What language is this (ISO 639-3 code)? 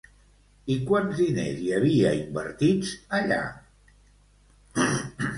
cat